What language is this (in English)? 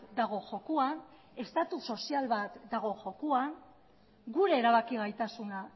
Basque